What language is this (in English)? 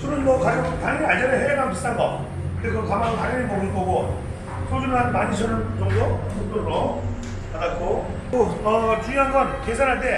Korean